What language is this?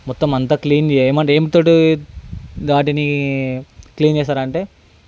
Telugu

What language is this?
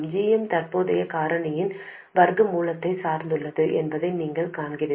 Tamil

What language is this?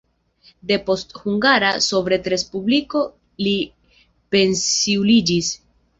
Esperanto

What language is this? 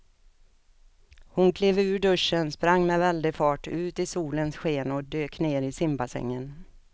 Swedish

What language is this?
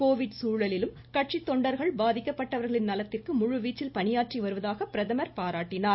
Tamil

